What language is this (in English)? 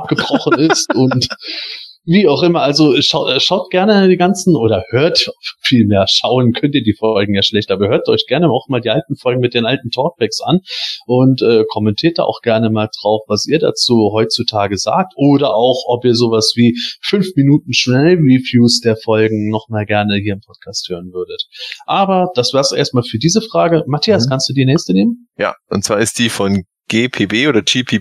German